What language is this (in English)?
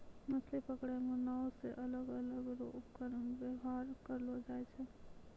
Maithili